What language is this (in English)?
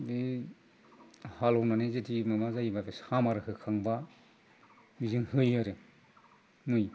Bodo